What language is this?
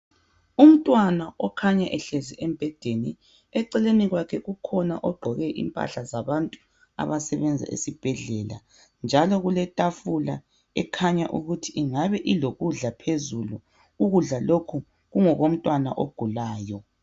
North Ndebele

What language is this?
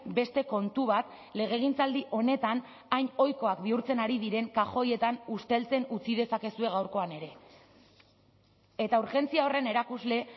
Basque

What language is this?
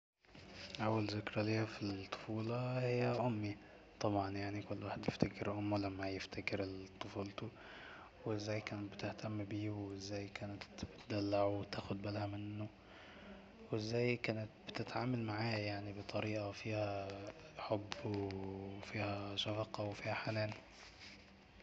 Egyptian Arabic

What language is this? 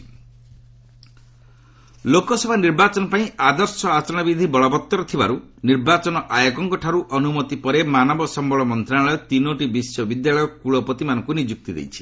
Odia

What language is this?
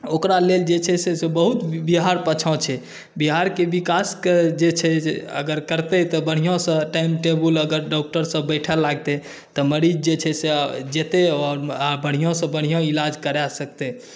Maithili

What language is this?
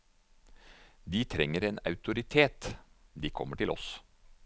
Norwegian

